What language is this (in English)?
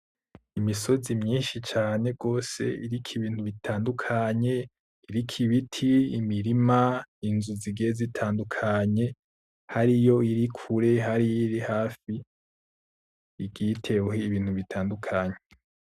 Rundi